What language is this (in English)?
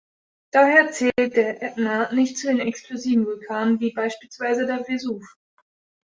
German